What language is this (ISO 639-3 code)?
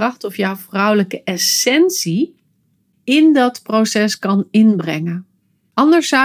nld